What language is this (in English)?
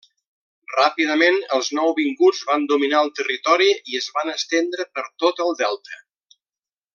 Catalan